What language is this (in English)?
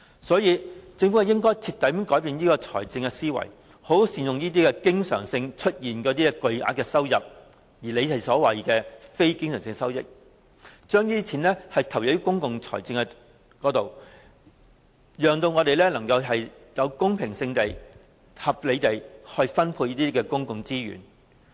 Cantonese